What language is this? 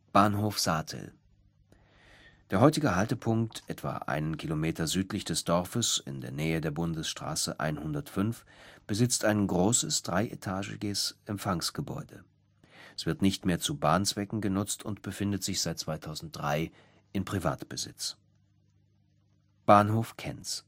German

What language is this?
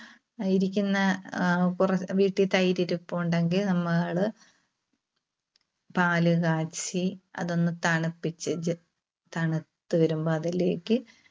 Malayalam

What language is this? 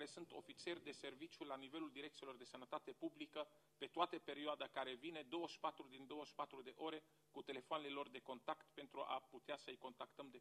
Romanian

